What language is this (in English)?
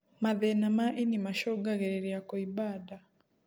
Kikuyu